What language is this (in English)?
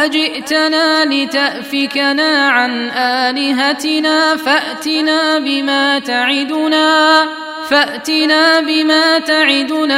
Arabic